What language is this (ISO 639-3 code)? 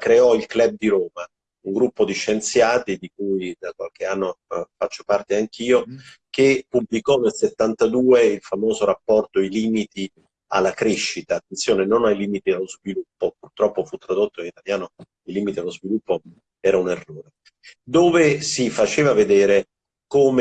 ita